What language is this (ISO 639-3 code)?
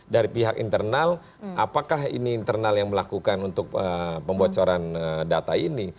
ind